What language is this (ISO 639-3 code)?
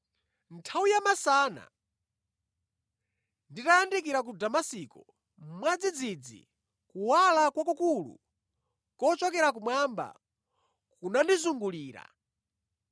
nya